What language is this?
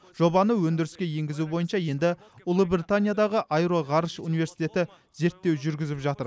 Kazakh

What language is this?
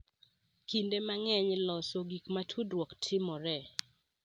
Luo (Kenya and Tanzania)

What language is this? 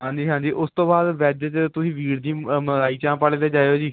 Punjabi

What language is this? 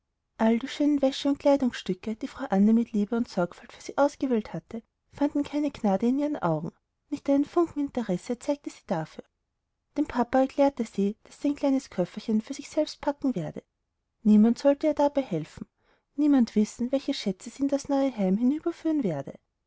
German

